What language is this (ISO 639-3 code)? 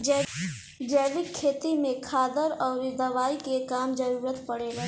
bho